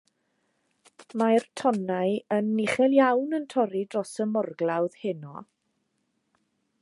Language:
Welsh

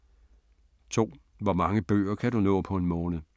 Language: Danish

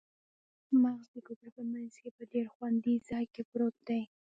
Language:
Pashto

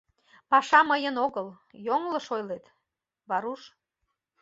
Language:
Mari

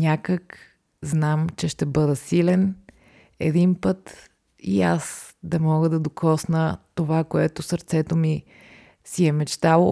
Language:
Bulgarian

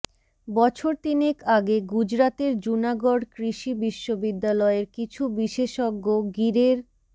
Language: Bangla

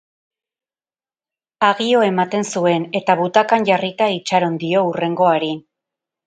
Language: Basque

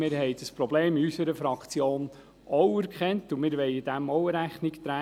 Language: Swiss German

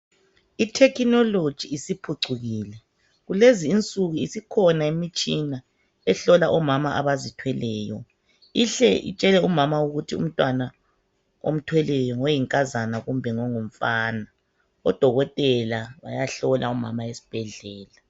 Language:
North Ndebele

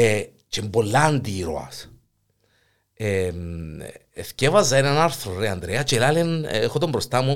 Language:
Greek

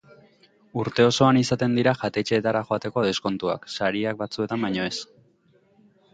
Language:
Basque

